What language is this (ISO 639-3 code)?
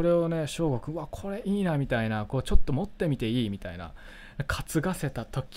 jpn